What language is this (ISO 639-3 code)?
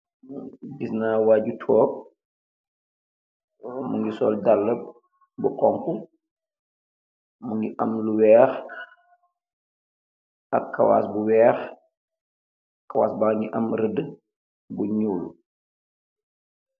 wol